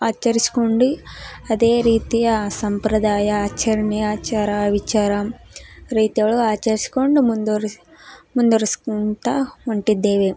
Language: Kannada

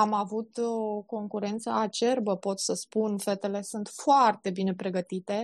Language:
Romanian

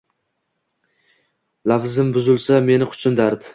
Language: Uzbek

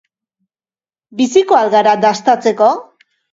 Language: Basque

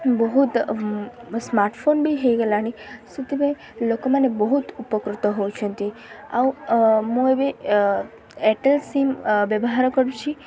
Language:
Odia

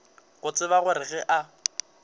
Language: Northern Sotho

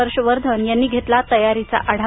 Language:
Marathi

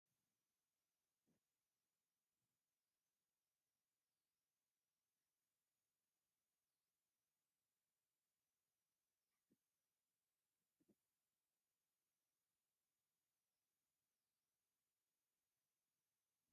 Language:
Tigrinya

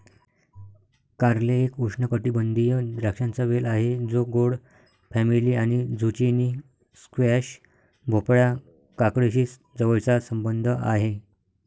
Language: Marathi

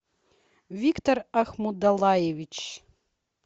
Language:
Russian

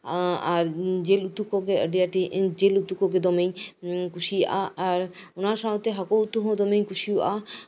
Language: Santali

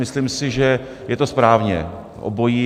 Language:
Czech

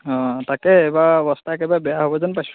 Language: Assamese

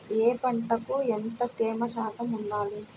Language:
Telugu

